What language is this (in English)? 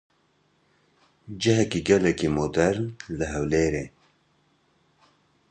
Kurdish